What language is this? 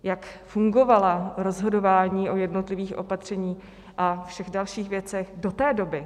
Czech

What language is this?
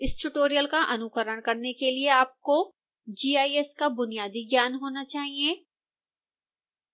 Hindi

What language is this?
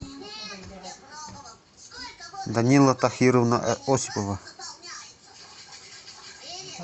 Russian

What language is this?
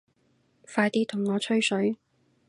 Cantonese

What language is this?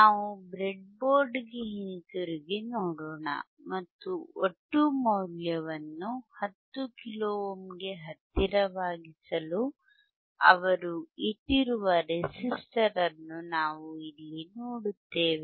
Kannada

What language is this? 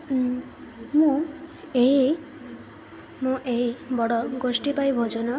Odia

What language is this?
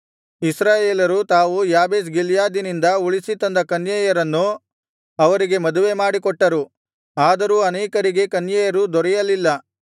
Kannada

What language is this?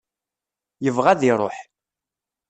Kabyle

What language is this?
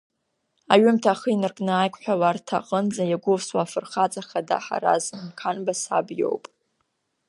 Abkhazian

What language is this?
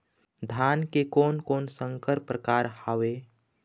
Chhattisgarhi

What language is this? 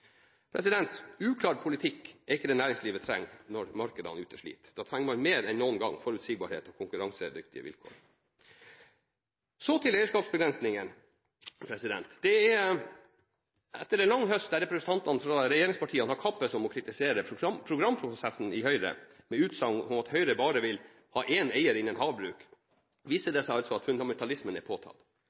Norwegian Bokmål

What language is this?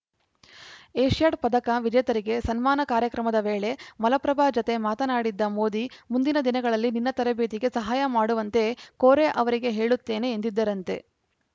Kannada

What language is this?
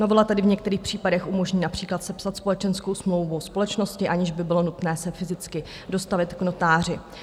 Czech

